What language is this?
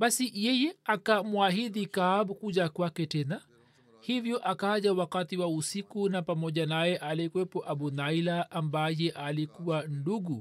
Swahili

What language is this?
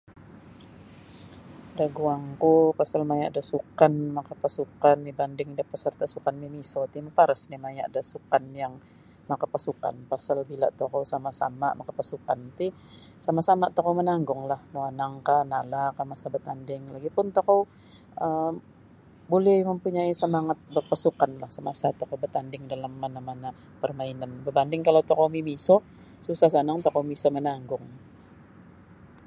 Sabah Bisaya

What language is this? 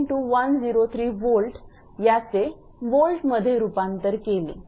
Marathi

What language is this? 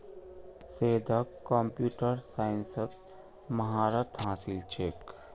Magahi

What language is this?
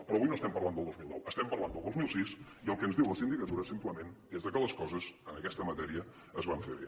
Catalan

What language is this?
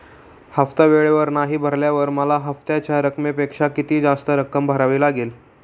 Marathi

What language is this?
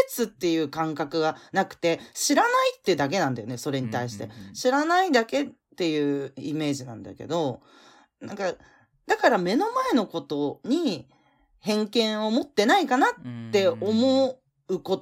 Japanese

